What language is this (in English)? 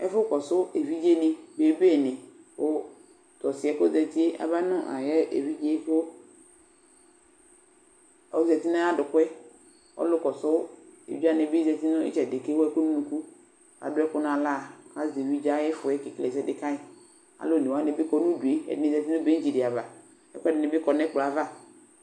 Ikposo